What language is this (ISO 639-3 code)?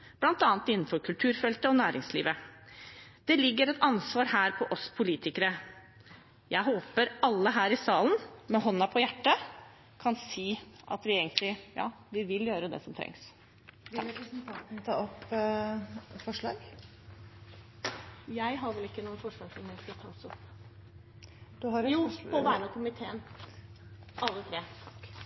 nor